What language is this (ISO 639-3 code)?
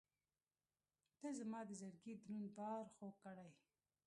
pus